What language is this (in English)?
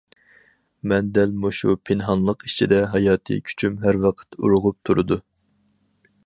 Uyghur